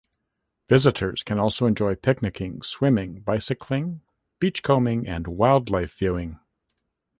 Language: English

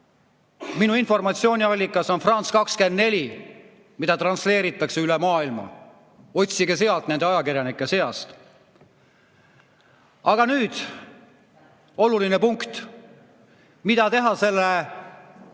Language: Estonian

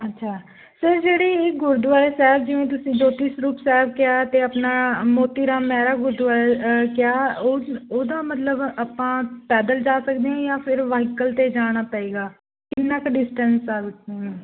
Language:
Punjabi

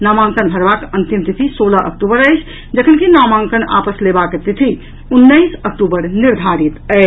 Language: Maithili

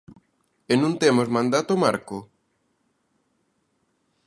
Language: Galician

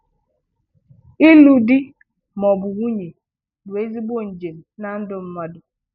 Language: Igbo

